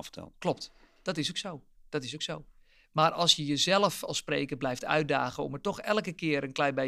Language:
Dutch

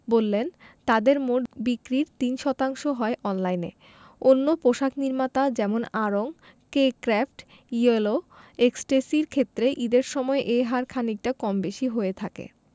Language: Bangla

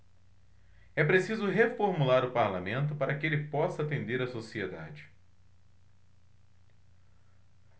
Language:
Portuguese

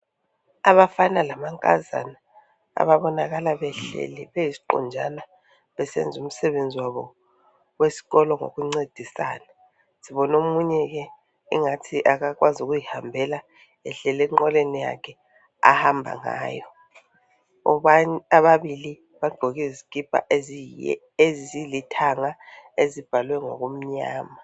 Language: North Ndebele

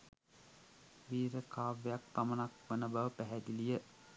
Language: Sinhala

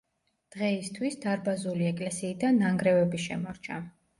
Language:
Georgian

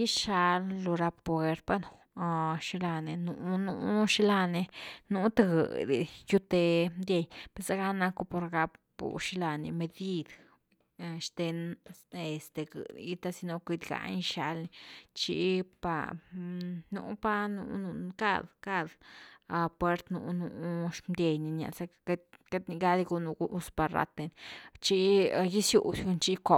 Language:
Güilá Zapotec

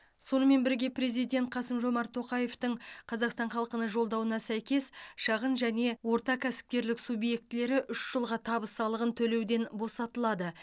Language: Kazakh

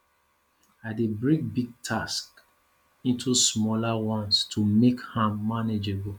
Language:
Nigerian Pidgin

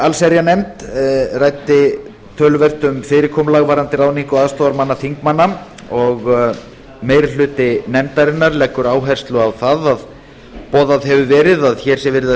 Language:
Icelandic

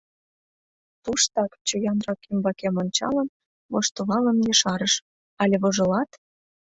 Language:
Mari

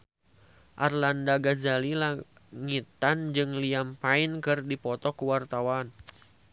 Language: Sundanese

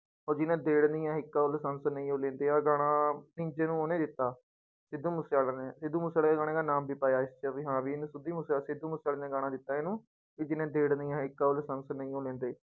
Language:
Punjabi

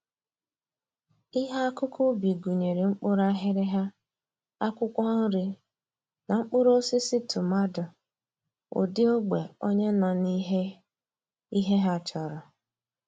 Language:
Igbo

